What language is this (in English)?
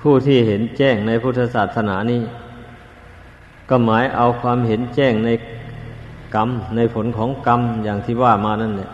Thai